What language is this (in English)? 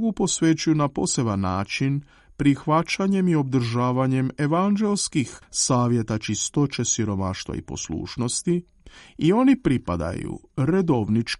Croatian